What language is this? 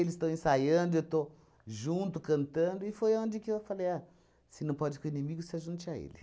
Portuguese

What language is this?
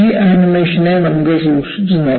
Malayalam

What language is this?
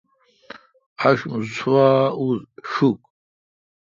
Kalkoti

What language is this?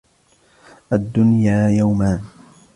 Arabic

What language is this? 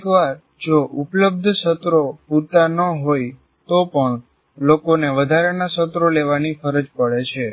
Gujarati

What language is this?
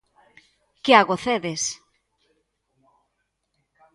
Galician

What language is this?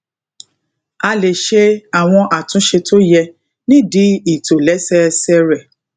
Yoruba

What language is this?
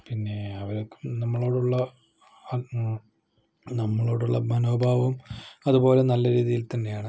Malayalam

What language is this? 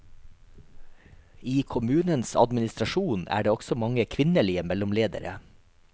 Norwegian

